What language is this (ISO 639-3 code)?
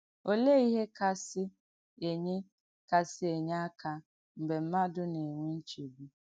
ibo